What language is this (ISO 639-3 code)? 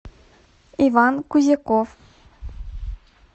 rus